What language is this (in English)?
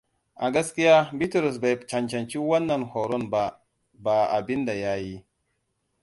Hausa